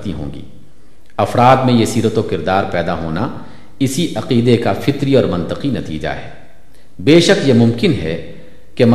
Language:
Urdu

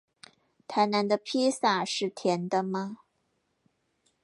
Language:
Chinese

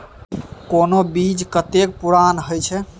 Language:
Maithili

